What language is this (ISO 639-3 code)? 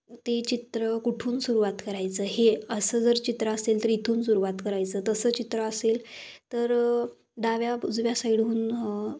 mar